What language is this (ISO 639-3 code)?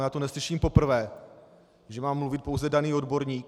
ces